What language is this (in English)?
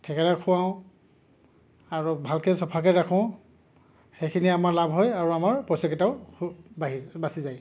Assamese